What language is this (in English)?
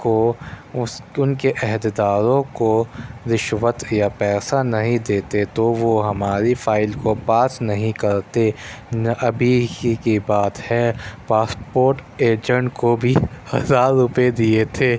Urdu